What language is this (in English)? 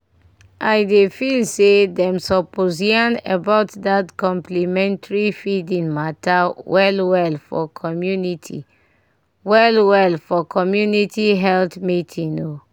Nigerian Pidgin